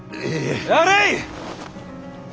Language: Japanese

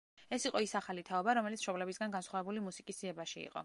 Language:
Georgian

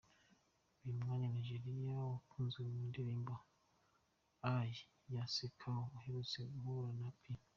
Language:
Kinyarwanda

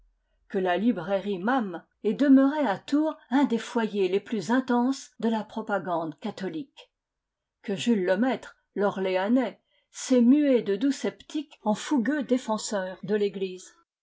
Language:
French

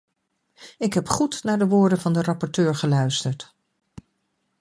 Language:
Dutch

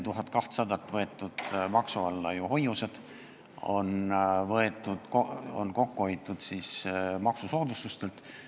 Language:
Estonian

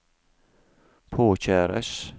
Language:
Norwegian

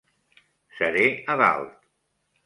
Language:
Catalan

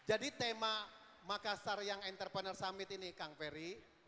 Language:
Indonesian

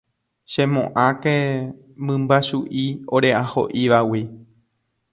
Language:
Guarani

